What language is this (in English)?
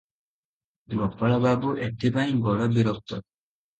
Odia